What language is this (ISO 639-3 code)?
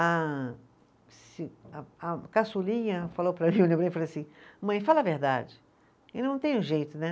por